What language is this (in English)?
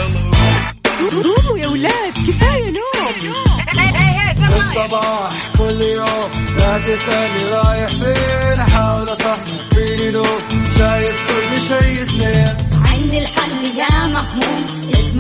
Arabic